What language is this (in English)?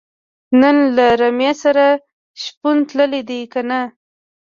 Pashto